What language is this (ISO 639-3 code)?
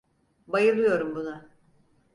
tur